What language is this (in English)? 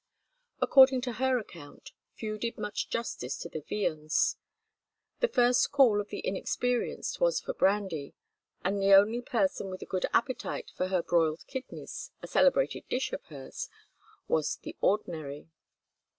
English